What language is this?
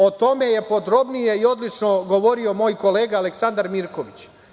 Serbian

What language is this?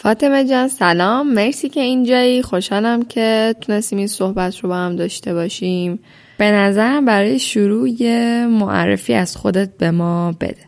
Persian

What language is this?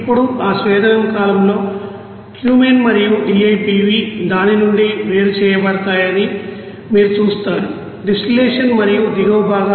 Telugu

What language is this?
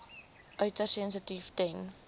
Afrikaans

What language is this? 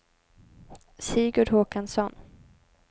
Swedish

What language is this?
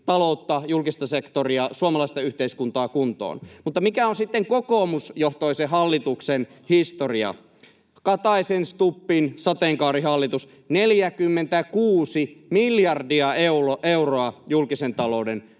Finnish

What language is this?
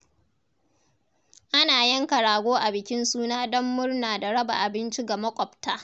Hausa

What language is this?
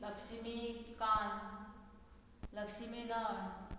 Konkani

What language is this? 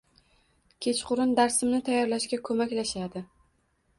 Uzbek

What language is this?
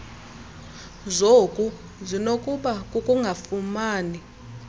Xhosa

